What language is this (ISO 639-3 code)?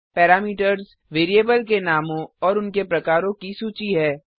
hin